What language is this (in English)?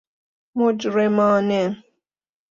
Persian